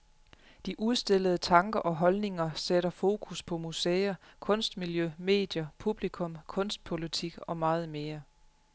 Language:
Danish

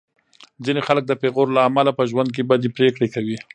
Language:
Pashto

